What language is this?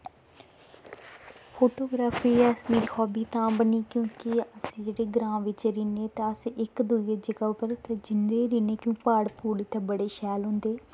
Dogri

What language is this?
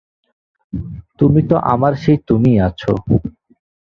Bangla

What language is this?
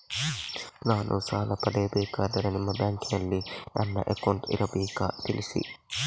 Kannada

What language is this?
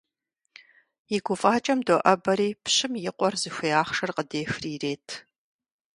Kabardian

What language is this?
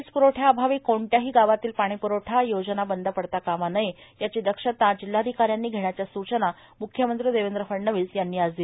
Marathi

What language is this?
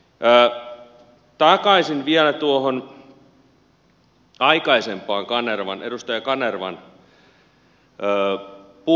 Finnish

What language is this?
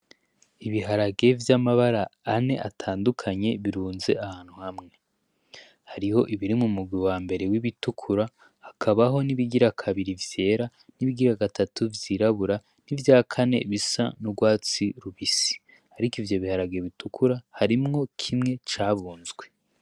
Rundi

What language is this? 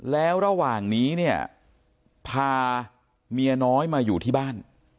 Thai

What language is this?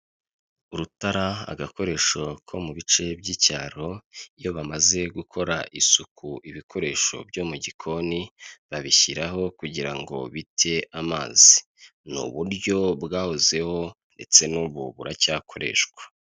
Kinyarwanda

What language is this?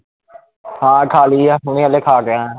Punjabi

